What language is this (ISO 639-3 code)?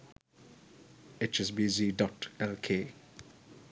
sin